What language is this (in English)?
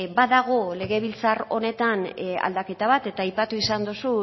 Basque